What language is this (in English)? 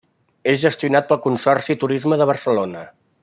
Catalan